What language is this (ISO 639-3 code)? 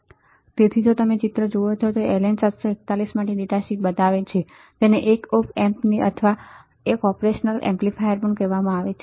guj